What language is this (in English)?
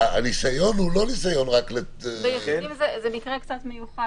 Hebrew